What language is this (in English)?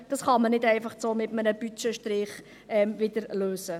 Swiss German